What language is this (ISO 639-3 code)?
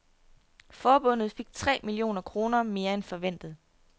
dan